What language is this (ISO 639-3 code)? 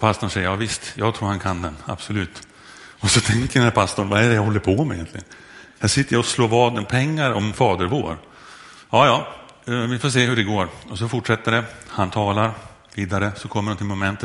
swe